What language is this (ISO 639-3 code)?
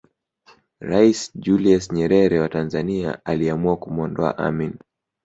swa